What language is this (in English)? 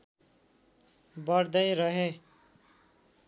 Nepali